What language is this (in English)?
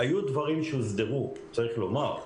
Hebrew